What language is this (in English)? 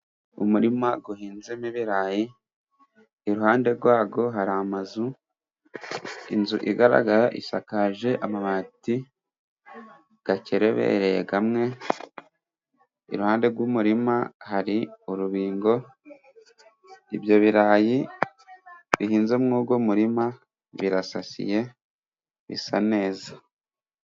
Kinyarwanda